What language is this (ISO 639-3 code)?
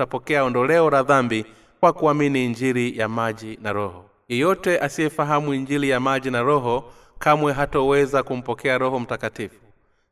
swa